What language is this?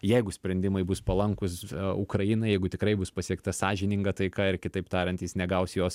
Lithuanian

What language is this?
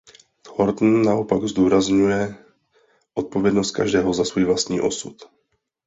Czech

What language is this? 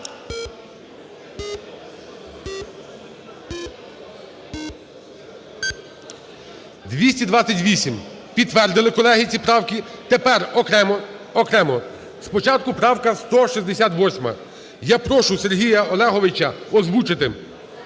Ukrainian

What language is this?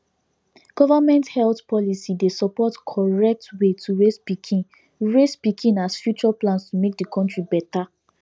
Nigerian Pidgin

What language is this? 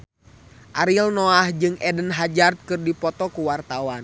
Sundanese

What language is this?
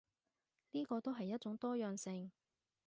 Cantonese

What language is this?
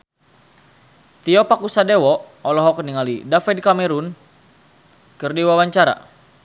Sundanese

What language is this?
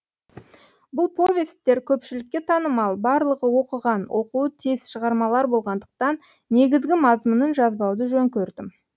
Kazakh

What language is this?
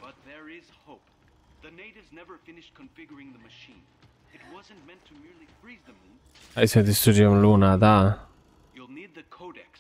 Romanian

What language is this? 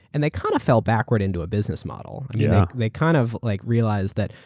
English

